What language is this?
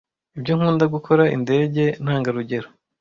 Kinyarwanda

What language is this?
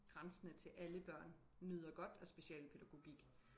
Danish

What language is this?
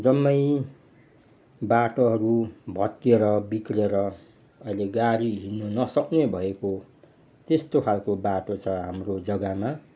Nepali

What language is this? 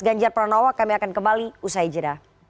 Indonesian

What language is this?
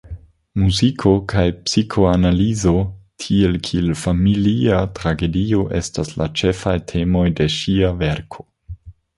Esperanto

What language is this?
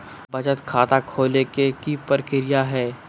Magahi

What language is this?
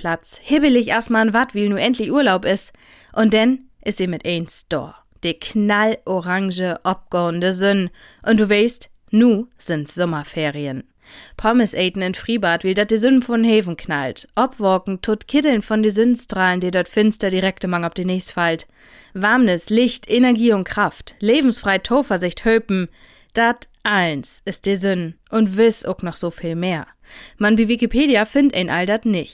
German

